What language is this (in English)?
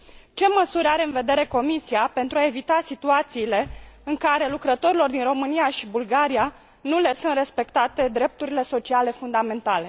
Romanian